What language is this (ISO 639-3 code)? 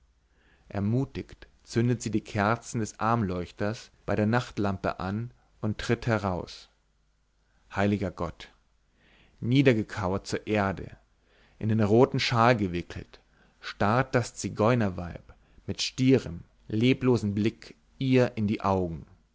deu